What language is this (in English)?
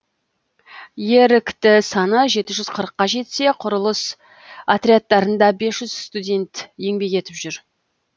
Kazakh